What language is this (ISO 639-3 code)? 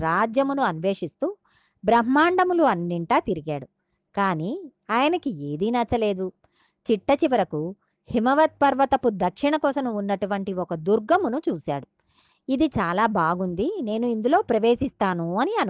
tel